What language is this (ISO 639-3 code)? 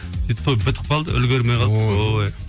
kaz